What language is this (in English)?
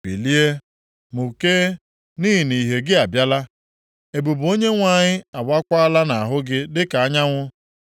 Igbo